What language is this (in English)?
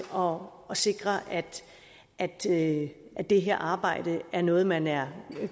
Danish